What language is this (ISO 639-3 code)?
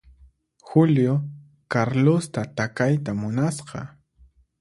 qxp